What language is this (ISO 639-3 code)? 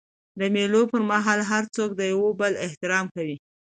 pus